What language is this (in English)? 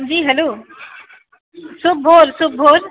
Maithili